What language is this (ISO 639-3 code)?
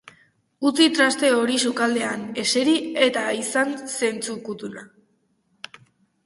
eus